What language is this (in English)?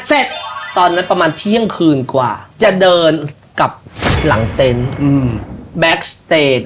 Thai